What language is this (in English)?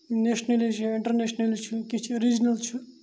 Kashmiri